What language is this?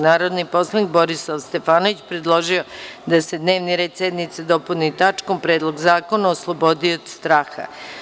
Serbian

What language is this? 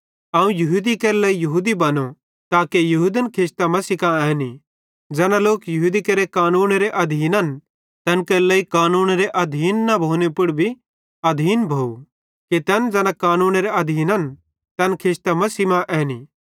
Bhadrawahi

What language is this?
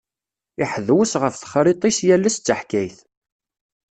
Kabyle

